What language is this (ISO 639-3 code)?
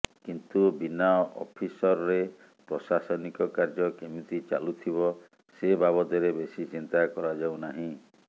ori